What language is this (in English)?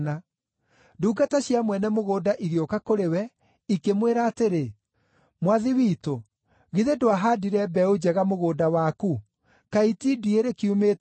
Kikuyu